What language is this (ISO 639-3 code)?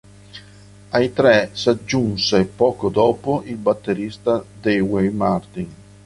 ita